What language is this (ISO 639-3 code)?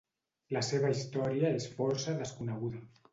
cat